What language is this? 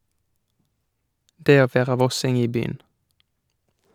Norwegian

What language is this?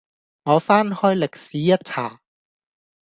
Cantonese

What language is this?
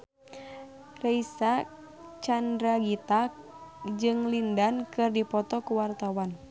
Sundanese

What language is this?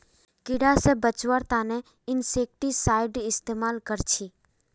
Magahi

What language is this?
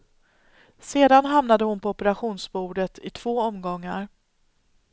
Swedish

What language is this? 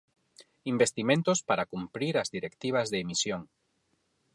Galician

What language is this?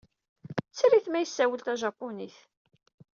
Kabyle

